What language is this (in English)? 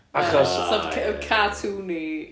Welsh